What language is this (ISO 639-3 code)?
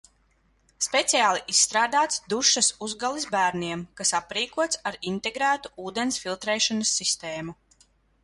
lav